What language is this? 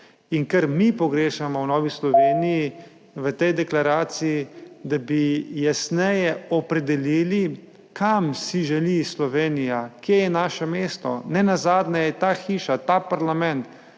Slovenian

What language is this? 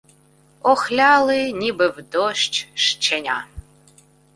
Ukrainian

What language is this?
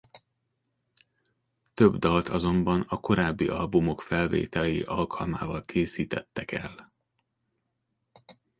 Hungarian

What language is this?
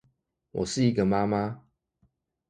Chinese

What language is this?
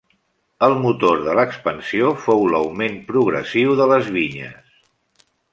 Catalan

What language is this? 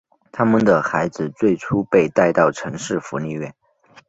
Chinese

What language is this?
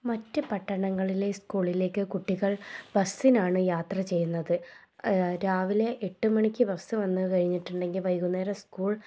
Malayalam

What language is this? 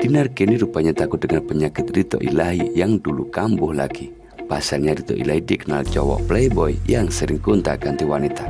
Indonesian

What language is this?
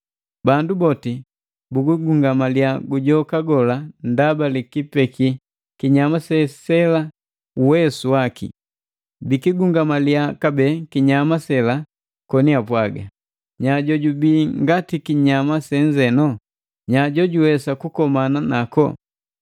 Matengo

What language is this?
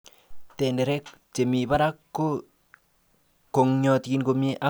Kalenjin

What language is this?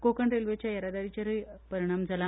Konkani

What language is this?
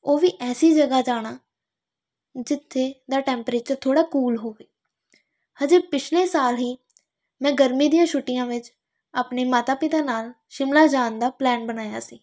Punjabi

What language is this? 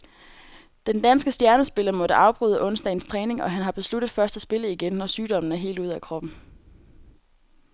Danish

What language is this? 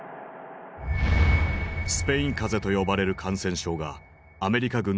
Japanese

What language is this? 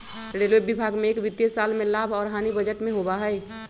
Magahi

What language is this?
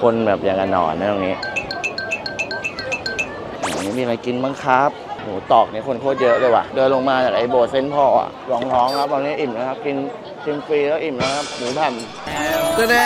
Thai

